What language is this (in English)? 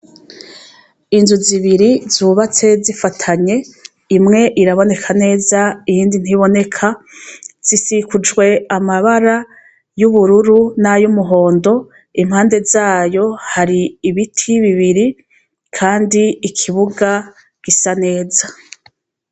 Rundi